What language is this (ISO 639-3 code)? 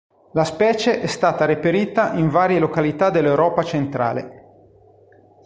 ita